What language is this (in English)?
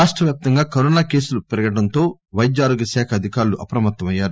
Telugu